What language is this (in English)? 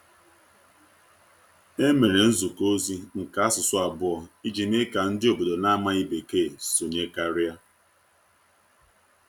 Igbo